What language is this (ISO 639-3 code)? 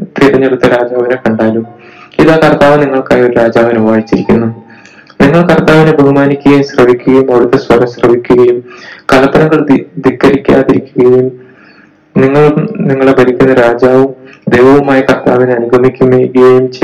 mal